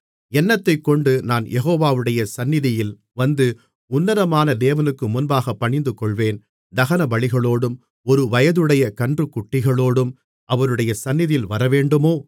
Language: Tamil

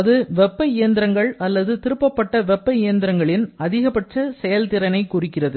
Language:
Tamil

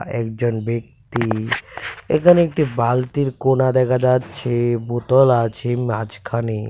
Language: Bangla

